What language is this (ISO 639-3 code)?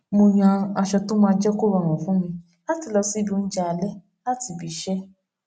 yor